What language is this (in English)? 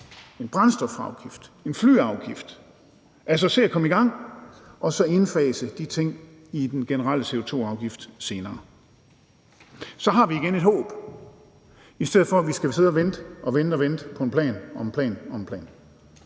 Danish